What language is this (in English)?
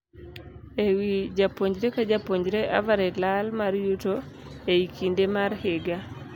Luo (Kenya and Tanzania)